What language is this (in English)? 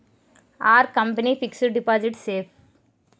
Telugu